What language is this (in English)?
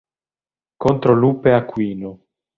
Italian